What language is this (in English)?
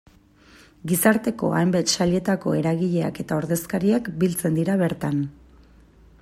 Basque